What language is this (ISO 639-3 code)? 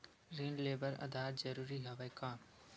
hne